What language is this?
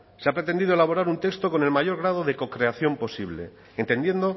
Spanish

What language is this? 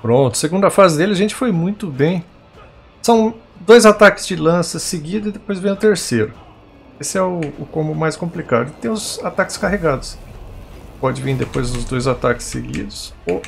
Portuguese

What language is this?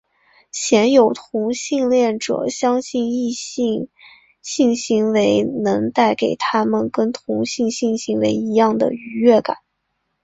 Chinese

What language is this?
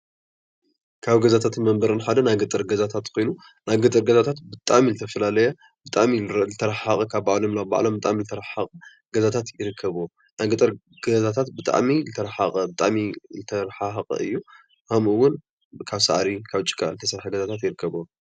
Tigrinya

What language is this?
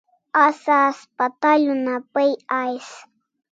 Kalasha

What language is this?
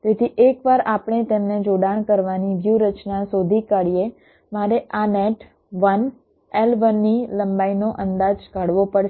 Gujarati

